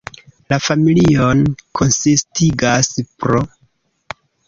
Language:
Esperanto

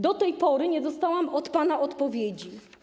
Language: Polish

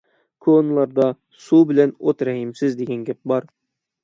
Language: Uyghur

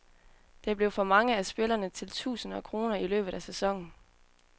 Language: Danish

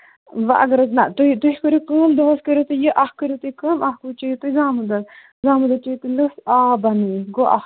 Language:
Kashmiri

